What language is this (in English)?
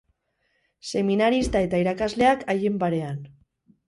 Basque